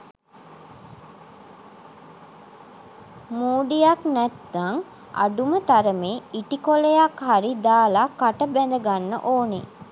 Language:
Sinhala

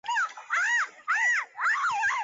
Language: Chinese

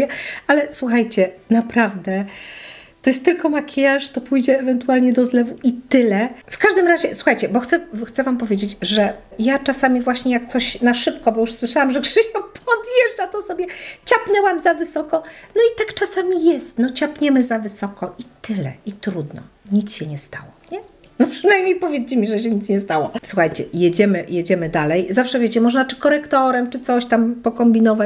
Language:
Polish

